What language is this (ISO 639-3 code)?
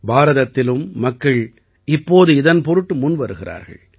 tam